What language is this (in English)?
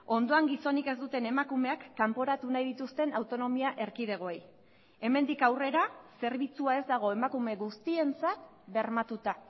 Basque